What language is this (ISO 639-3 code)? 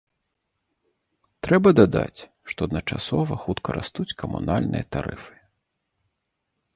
bel